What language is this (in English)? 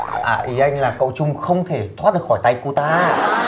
Vietnamese